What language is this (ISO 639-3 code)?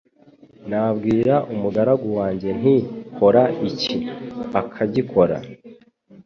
kin